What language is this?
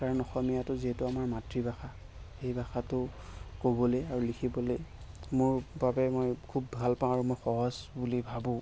Assamese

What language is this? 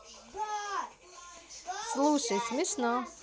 Russian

